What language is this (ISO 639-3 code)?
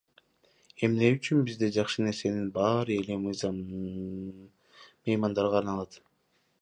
kir